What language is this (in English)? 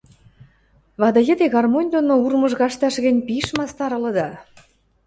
Western Mari